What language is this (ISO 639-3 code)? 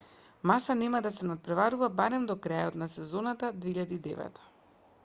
mkd